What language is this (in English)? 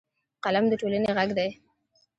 Pashto